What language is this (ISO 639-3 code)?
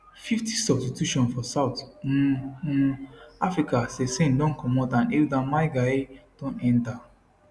pcm